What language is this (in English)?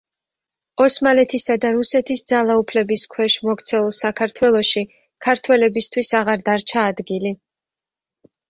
Georgian